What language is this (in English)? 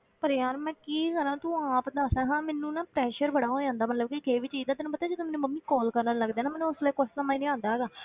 Punjabi